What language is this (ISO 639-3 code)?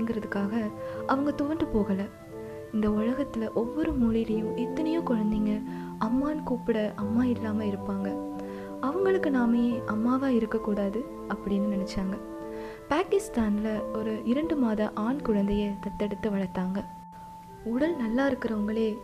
tam